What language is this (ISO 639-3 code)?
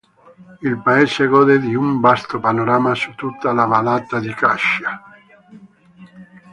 ita